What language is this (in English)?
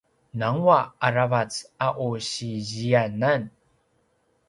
Paiwan